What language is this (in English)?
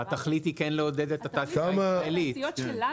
Hebrew